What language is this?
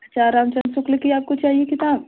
Hindi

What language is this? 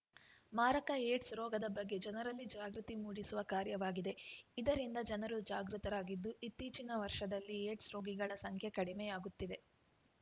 Kannada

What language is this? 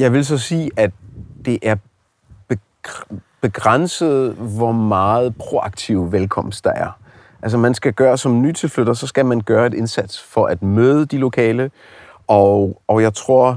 Danish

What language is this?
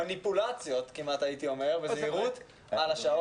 Hebrew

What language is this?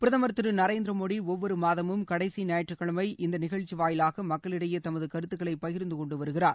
Tamil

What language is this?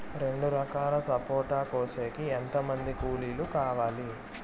Telugu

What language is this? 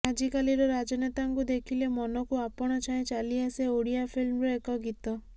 Odia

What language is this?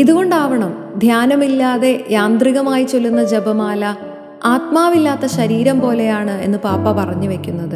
Malayalam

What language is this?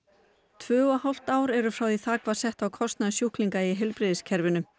Icelandic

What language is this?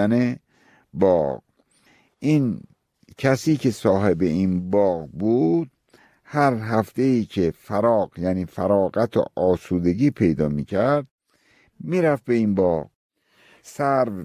Persian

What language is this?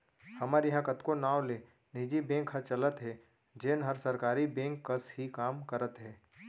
Chhattisgarhi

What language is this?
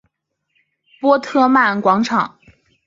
Chinese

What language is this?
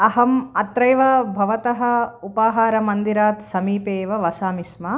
Sanskrit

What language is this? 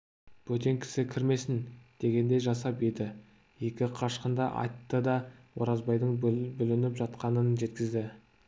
Kazakh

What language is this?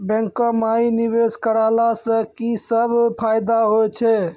Maithili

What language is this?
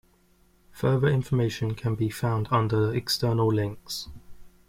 English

